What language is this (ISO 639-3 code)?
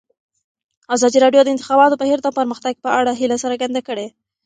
pus